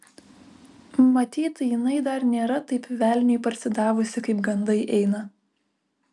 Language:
Lithuanian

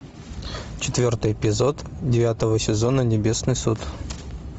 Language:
Russian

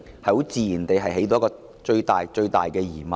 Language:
Cantonese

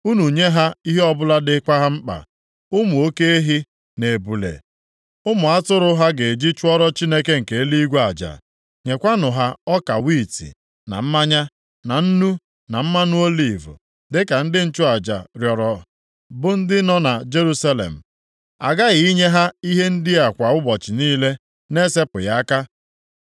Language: Igbo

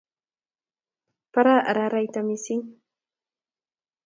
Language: Kalenjin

